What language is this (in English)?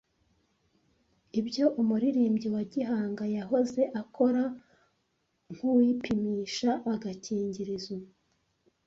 Kinyarwanda